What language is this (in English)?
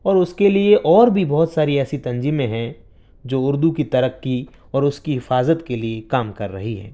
Urdu